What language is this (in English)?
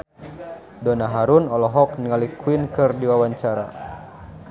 Sundanese